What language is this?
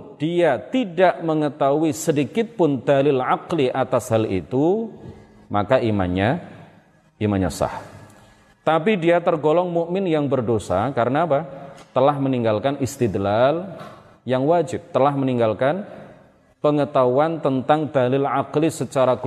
Indonesian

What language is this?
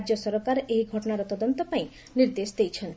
Odia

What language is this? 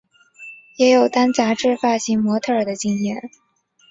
Chinese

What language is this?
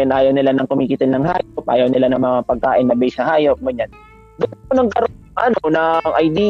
Filipino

